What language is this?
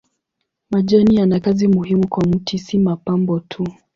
Swahili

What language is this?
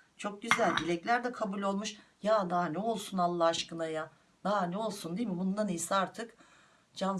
Turkish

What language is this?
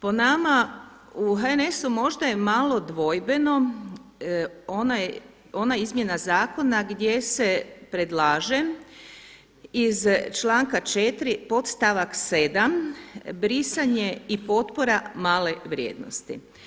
Croatian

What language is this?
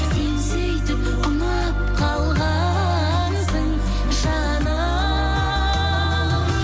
Kazakh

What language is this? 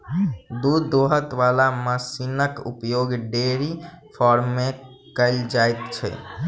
Maithili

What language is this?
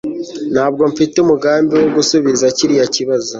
Kinyarwanda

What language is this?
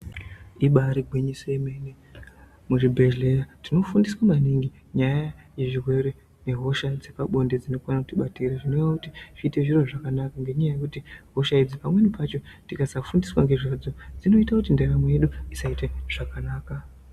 Ndau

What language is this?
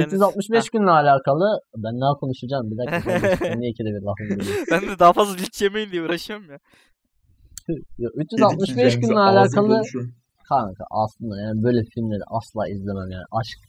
Turkish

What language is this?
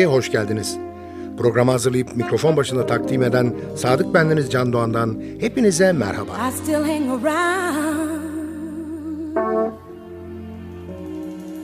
Turkish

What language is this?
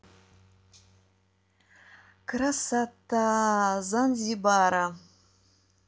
Russian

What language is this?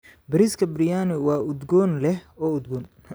Somali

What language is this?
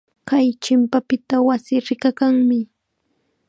Chiquián Ancash Quechua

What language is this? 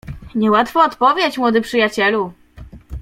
Polish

